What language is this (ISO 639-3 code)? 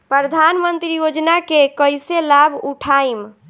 bho